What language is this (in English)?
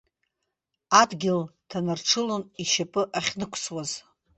Abkhazian